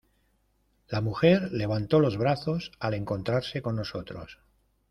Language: Spanish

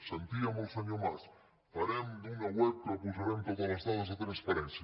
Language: Catalan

